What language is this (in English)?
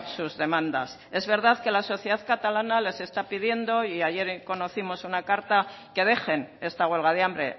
Spanish